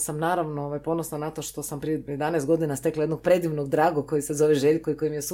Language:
Croatian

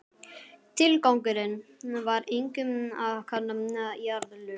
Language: Icelandic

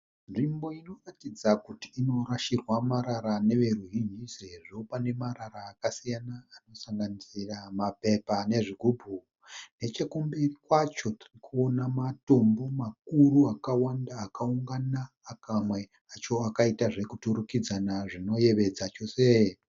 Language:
Shona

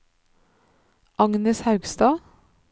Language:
Norwegian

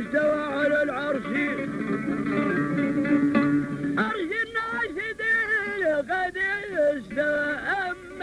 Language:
Arabic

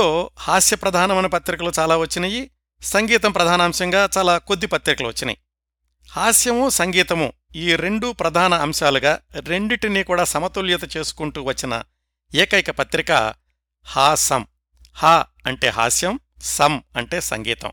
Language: Telugu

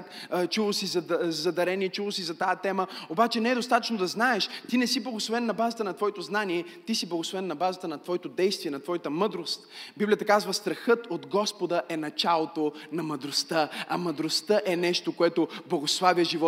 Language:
Bulgarian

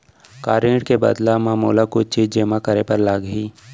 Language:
Chhattisgarhi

